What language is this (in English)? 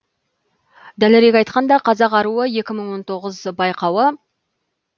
Kazakh